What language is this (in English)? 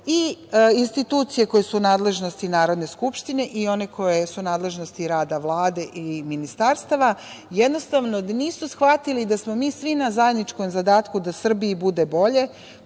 Serbian